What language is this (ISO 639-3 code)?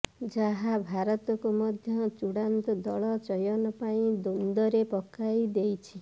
ori